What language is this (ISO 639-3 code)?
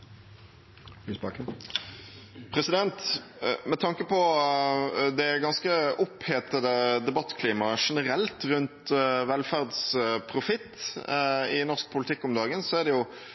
nob